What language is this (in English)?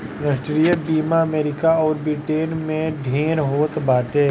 Bhojpuri